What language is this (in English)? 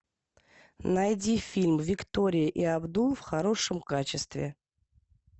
Russian